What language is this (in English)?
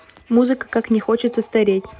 Russian